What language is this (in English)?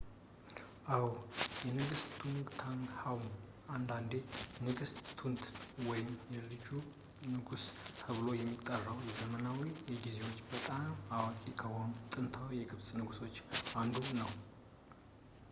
Amharic